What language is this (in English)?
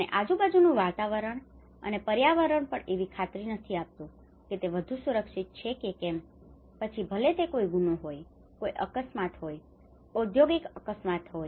Gujarati